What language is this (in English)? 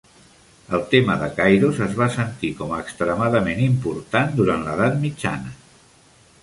Catalan